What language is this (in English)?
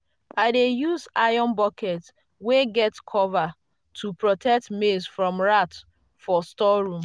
Nigerian Pidgin